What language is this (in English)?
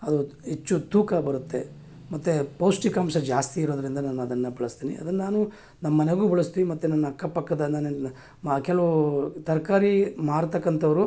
Kannada